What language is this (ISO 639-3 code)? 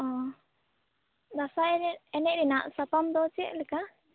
sat